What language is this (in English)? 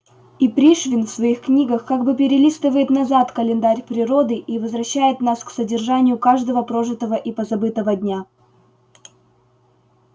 Russian